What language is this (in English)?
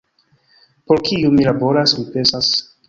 Esperanto